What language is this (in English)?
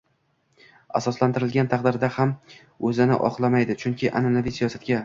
Uzbek